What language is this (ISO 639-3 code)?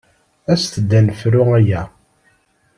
kab